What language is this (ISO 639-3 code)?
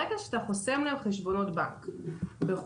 heb